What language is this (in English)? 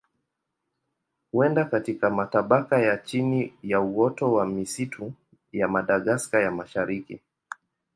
Swahili